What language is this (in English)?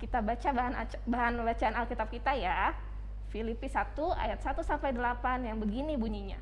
Indonesian